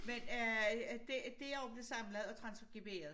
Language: Danish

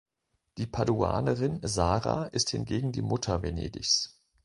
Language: German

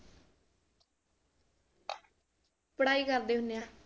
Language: Punjabi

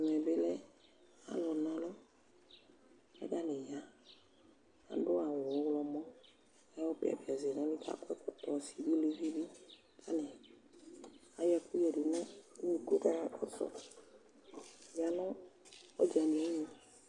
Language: Ikposo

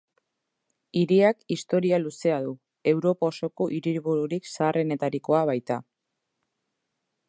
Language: Basque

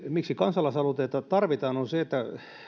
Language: Finnish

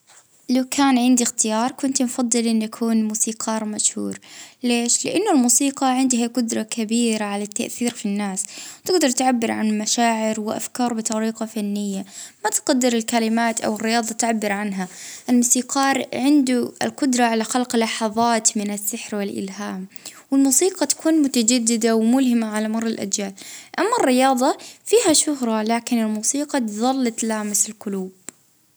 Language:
Libyan Arabic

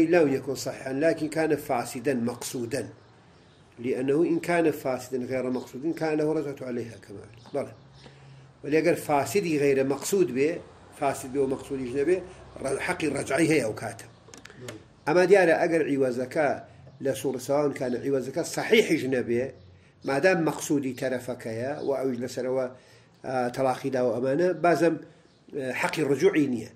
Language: Arabic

